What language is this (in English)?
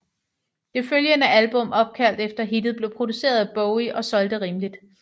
Danish